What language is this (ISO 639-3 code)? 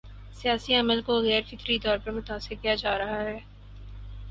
urd